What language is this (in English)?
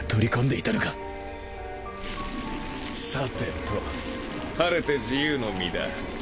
Japanese